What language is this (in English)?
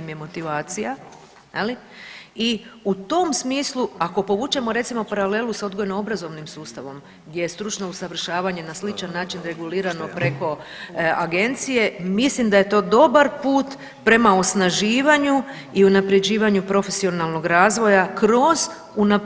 Croatian